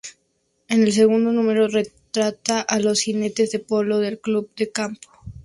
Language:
Spanish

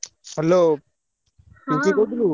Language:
Odia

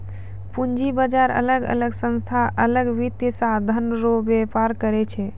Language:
Maithili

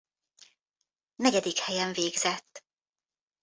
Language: Hungarian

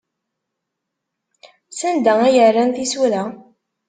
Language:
Kabyle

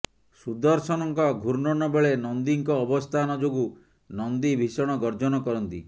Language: Odia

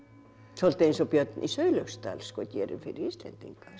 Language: Icelandic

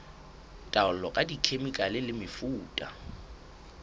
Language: Southern Sotho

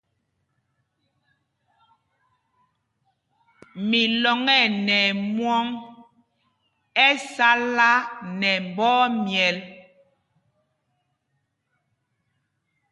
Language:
Mpumpong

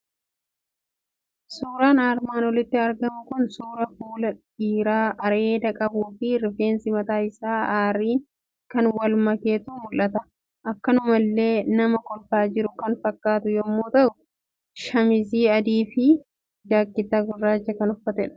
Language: Oromo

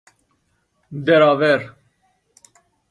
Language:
Persian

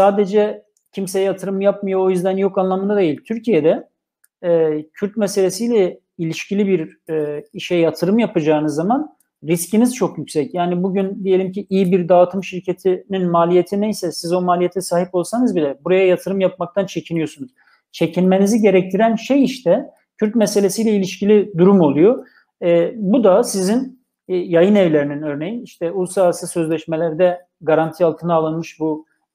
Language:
Turkish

